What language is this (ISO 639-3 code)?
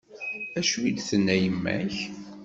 kab